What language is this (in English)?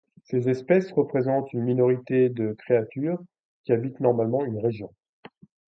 French